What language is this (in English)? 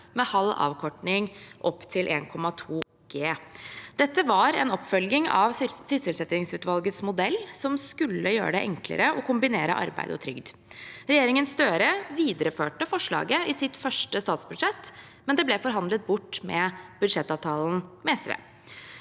Norwegian